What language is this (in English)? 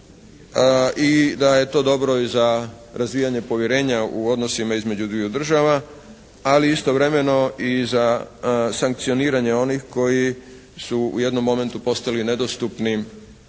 Croatian